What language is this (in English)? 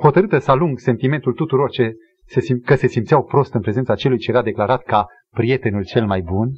Romanian